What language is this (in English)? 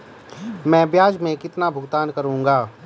Hindi